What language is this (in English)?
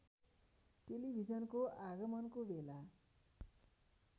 Nepali